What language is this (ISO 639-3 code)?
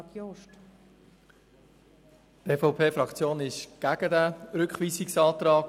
gsw